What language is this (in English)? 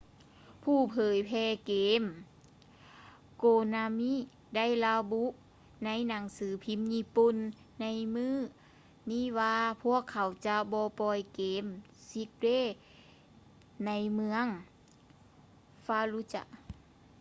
Lao